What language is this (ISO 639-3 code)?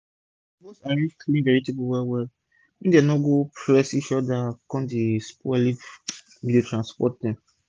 pcm